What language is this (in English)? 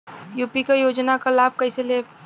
Bhojpuri